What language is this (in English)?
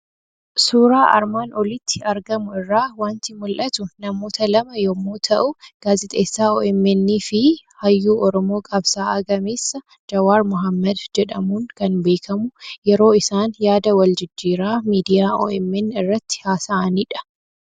Oromo